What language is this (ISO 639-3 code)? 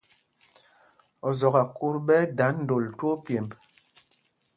mgg